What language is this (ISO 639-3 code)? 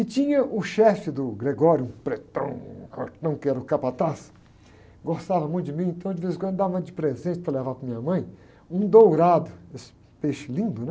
por